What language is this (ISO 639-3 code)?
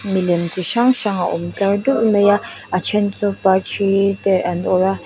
lus